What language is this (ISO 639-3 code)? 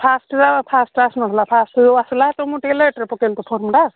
ori